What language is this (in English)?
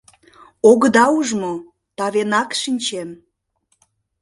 Mari